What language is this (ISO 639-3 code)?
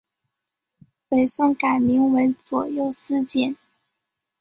zho